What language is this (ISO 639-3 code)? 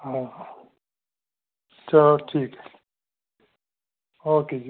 doi